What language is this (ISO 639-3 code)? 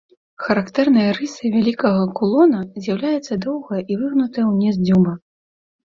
bel